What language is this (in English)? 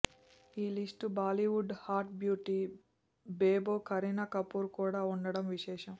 Telugu